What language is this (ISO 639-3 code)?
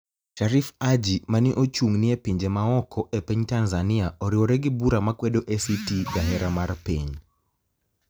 luo